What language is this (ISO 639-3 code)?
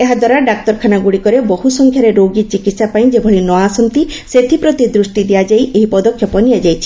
ori